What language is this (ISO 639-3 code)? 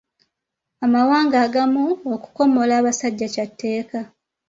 lug